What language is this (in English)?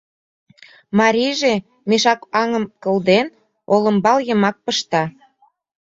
Mari